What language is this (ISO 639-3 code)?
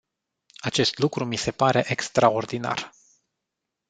ron